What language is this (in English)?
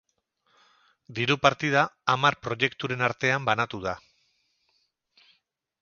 Basque